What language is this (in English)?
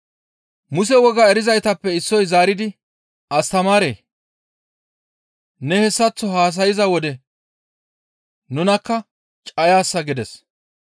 Gamo